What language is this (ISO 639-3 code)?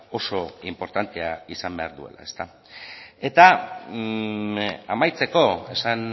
eus